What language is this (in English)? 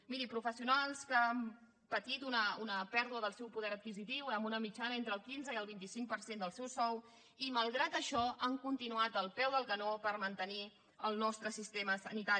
Catalan